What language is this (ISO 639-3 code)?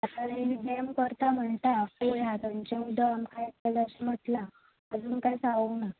kok